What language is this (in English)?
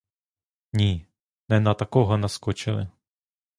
Ukrainian